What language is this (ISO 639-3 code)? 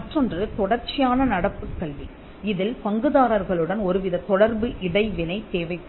tam